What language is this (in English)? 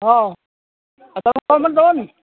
Odia